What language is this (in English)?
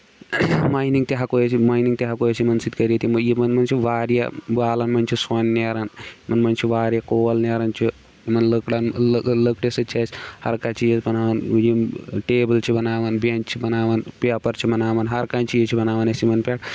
Kashmiri